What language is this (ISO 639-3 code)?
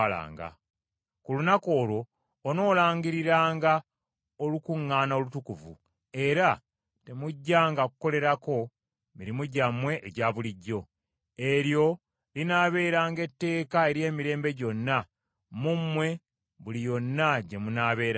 lug